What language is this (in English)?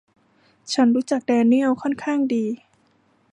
Thai